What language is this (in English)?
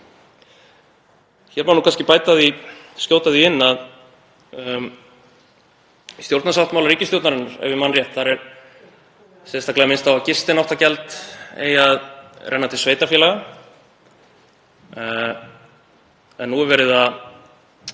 Icelandic